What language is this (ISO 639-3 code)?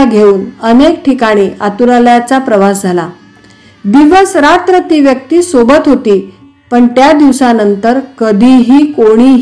mar